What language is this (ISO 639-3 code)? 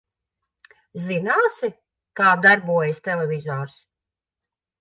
lav